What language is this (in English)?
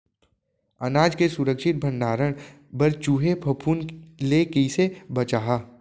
Chhattisgarhi